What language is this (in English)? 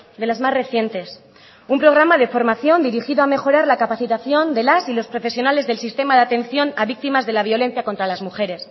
Spanish